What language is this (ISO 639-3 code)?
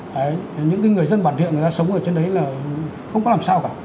vie